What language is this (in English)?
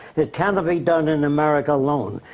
English